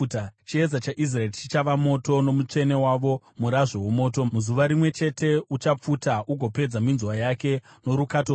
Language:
Shona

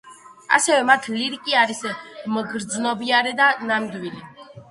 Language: Georgian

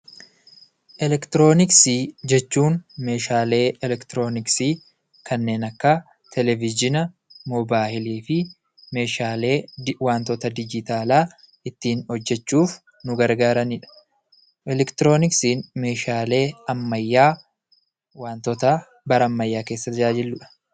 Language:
Oromo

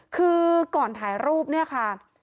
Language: Thai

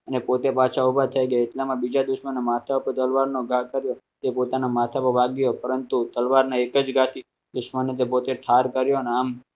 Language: Gujarati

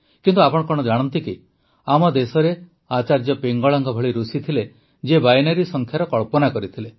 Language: Odia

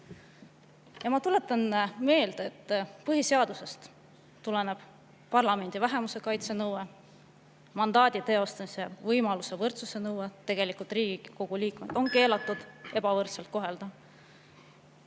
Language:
Estonian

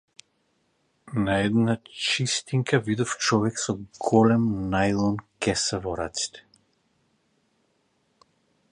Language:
Macedonian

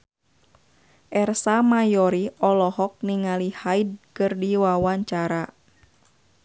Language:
Sundanese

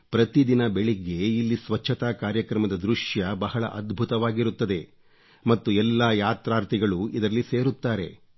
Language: Kannada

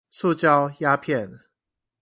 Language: Chinese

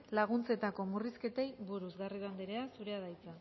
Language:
Basque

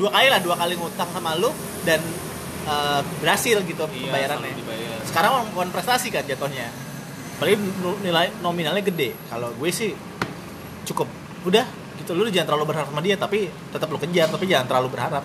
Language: Indonesian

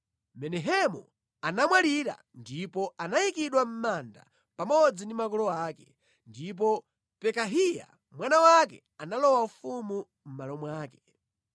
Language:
Nyanja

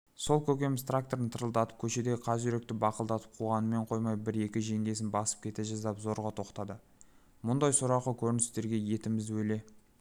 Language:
Kazakh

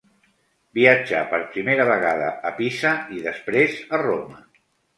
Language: Catalan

